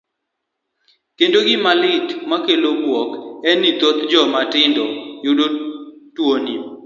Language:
Luo (Kenya and Tanzania)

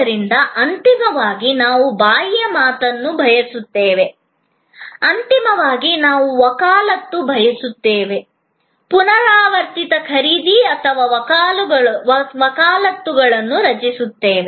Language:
Kannada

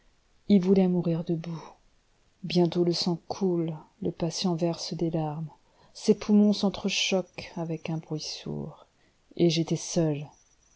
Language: French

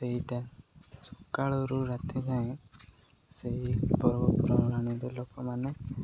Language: Odia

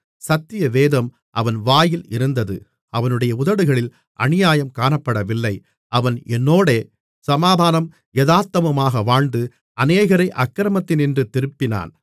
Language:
Tamil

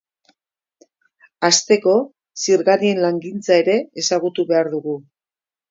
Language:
Basque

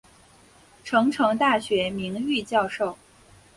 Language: Chinese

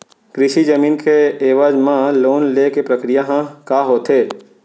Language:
Chhattisgarhi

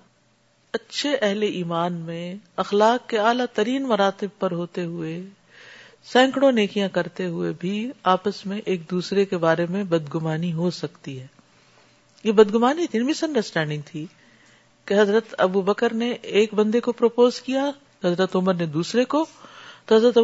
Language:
Urdu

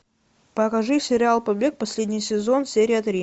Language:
Russian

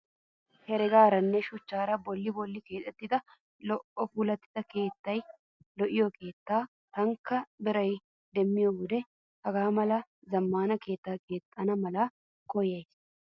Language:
Wolaytta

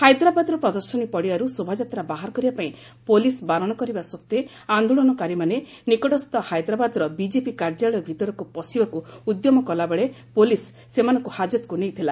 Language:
Odia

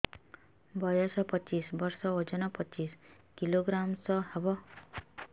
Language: Odia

